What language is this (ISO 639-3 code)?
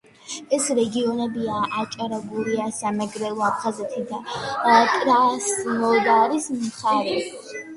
kat